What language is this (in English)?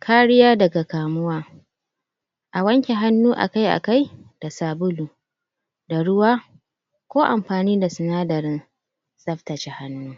Hausa